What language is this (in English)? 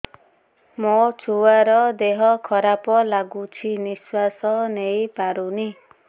Odia